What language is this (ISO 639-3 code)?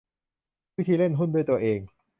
tha